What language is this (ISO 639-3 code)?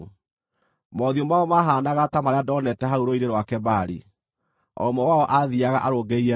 kik